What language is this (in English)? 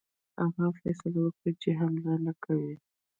Pashto